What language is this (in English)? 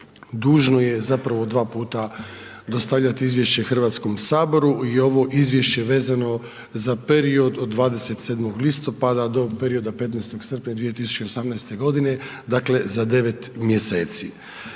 Croatian